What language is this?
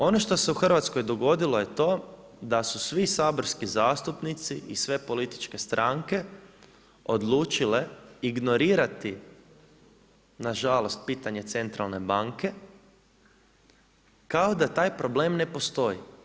Croatian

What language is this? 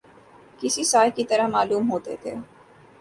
Urdu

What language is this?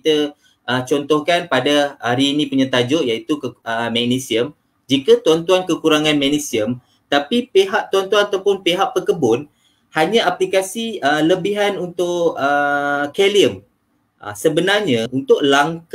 Malay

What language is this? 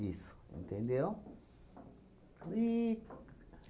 Portuguese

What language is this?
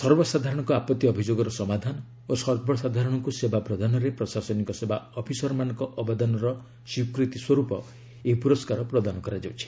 Odia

